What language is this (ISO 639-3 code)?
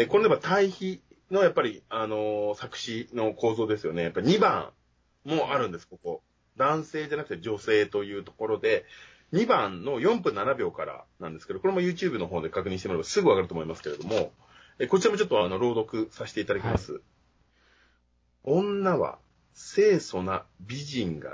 jpn